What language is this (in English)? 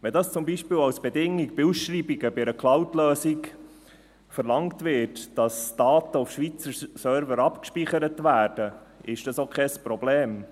Swiss German